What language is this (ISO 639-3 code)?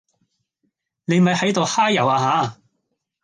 yue